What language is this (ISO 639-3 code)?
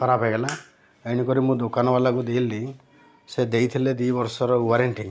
ori